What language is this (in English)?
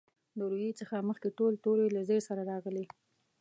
Pashto